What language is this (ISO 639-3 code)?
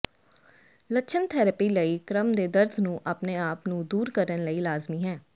pan